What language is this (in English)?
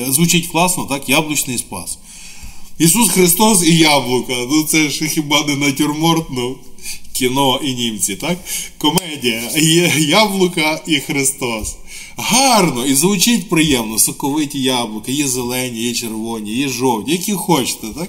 Ukrainian